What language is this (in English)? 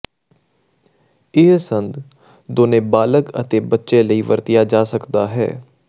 Punjabi